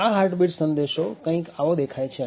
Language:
Gujarati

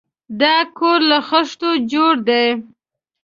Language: Pashto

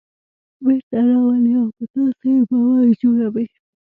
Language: Pashto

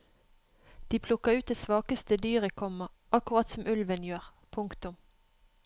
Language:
Norwegian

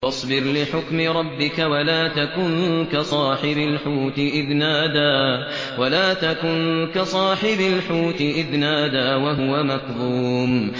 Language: Arabic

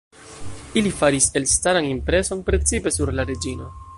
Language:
Esperanto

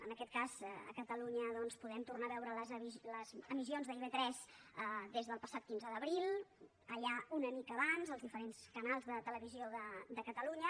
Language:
Catalan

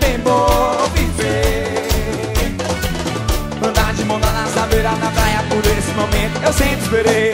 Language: Portuguese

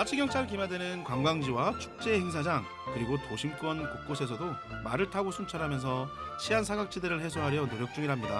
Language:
Korean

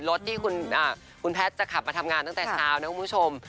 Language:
Thai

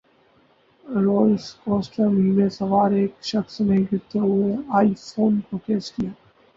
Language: Urdu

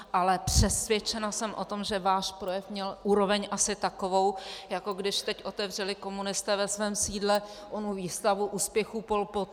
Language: Czech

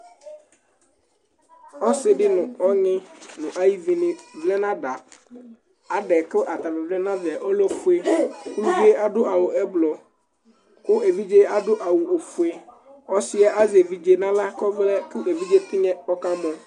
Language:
Ikposo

